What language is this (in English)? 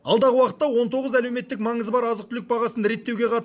Kazakh